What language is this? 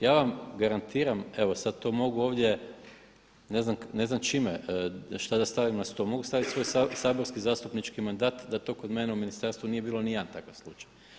Croatian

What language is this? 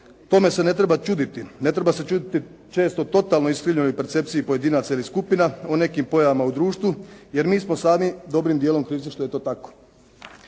Croatian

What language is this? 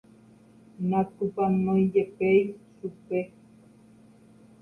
Guarani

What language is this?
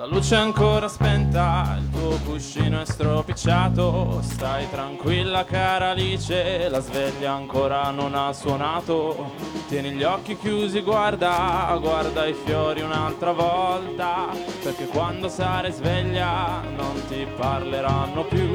Italian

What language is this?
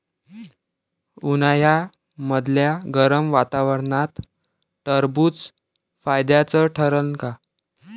Marathi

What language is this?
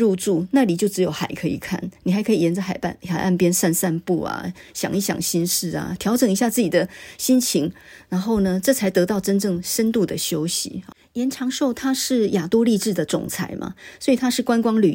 Chinese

